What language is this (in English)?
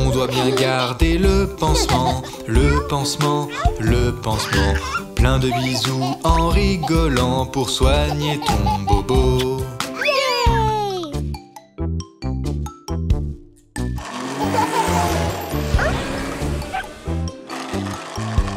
French